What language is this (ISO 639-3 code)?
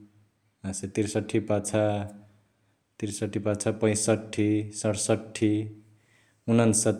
the